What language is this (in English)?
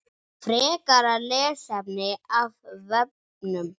Icelandic